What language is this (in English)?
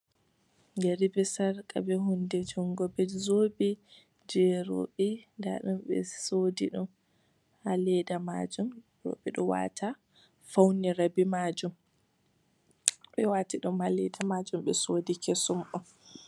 Fula